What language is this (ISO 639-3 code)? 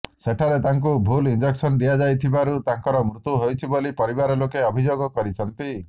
ori